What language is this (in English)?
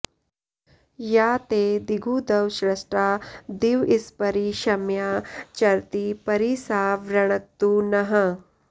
Sanskrit